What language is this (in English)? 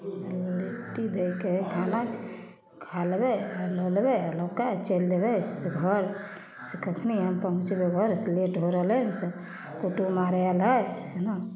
Maithili